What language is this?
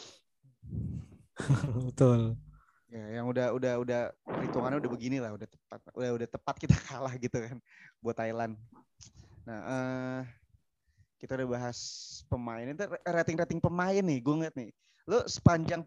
Indonesian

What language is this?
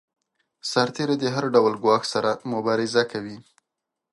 Pashto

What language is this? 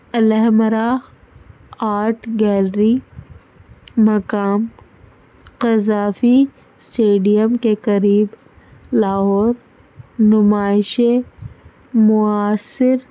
Urdu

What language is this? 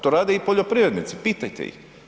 Croatian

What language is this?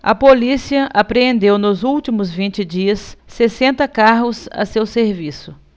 Portuguese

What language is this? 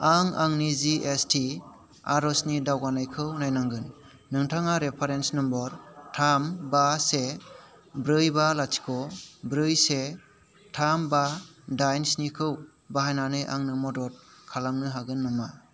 Bodo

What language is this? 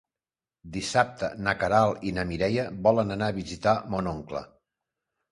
Catalan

